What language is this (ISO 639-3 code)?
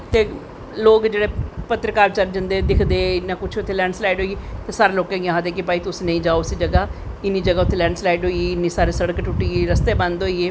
doi